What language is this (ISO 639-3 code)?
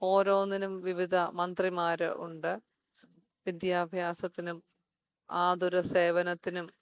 mal